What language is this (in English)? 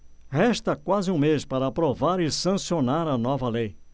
Portuguese